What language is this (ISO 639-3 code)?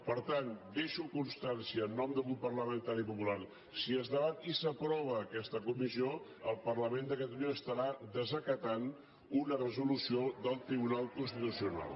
cat